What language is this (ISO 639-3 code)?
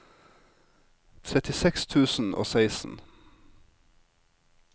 nor